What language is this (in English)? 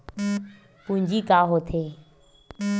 Chhattisgarhi